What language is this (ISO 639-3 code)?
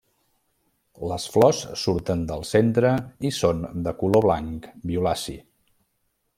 cat